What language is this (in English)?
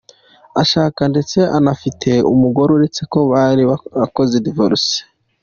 Kinyarwanda